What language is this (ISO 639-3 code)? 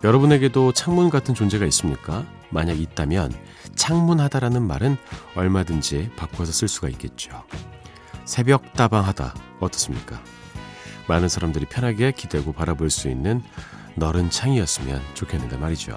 kor